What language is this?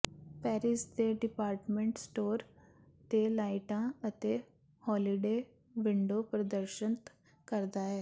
Punjabi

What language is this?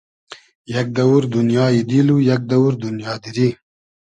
Hazaragi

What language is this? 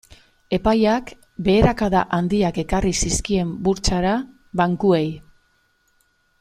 Basque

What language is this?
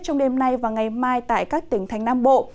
Vietnamese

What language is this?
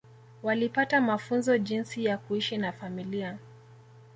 Swahili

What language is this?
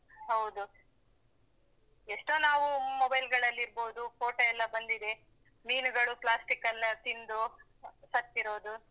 Kannada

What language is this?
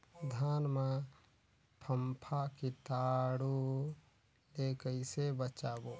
Chhattisgarhi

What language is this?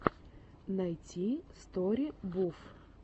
Russian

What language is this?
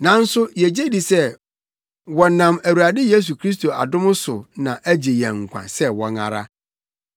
Akan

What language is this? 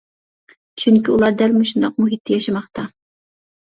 Uyghur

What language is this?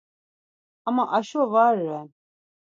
Laz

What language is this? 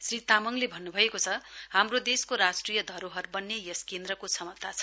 Nepali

